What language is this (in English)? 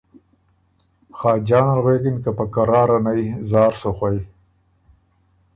Ormuri